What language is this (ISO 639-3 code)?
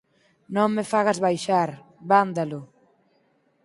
glg